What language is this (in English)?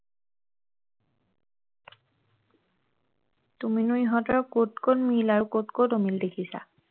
Assamese